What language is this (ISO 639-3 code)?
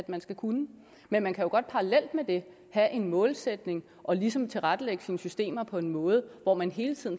dan